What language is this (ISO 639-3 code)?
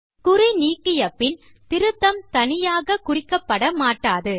tam